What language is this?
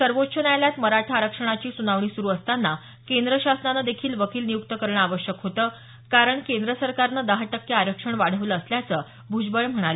Marathi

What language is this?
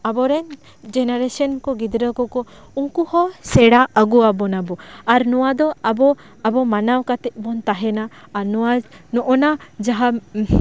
Santali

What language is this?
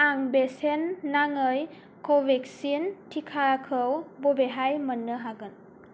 Bodo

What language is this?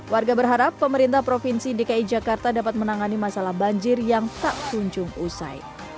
Indonesian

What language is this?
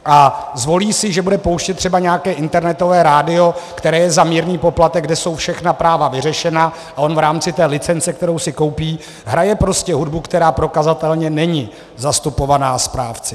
Czech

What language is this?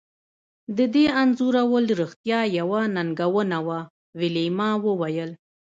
Pashto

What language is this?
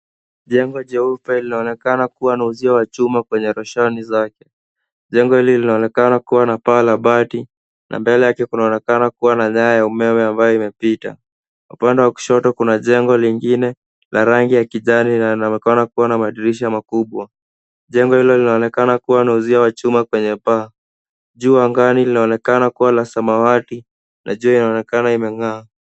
Swahili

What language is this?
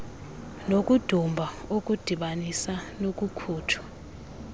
Xhosa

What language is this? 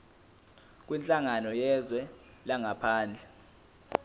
Zulu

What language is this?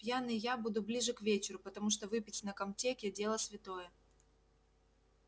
Russian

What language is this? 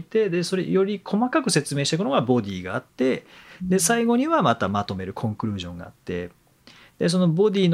Japanese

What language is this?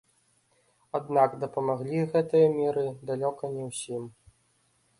Belarusian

